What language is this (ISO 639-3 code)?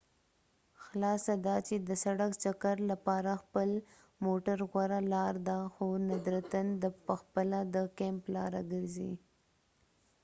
pus